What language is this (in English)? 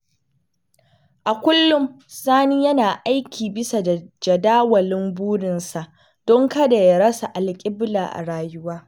Hausa